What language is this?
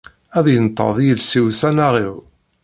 Kabyle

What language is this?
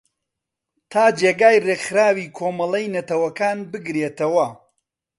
Central Kurdish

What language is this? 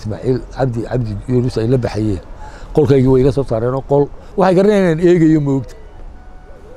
Arabic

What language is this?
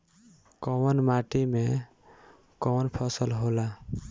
Bhojpuri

